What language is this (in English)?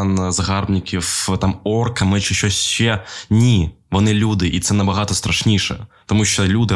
Ukrainian